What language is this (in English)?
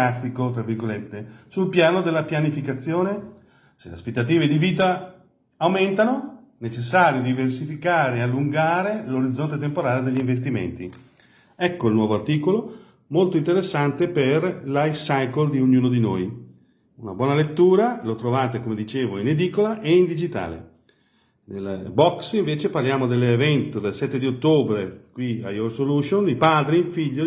Italian